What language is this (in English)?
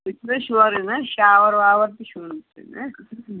Kashmiri